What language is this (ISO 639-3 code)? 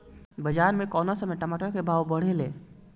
bho